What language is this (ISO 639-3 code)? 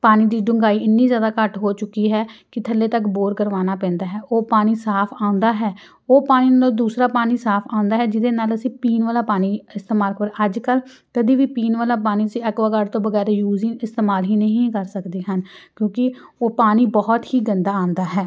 pan